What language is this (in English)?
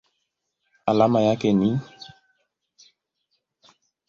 Swahili